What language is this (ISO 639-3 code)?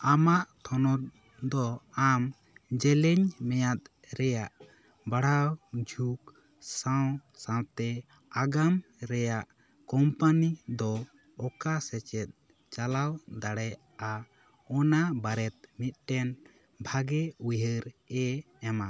sat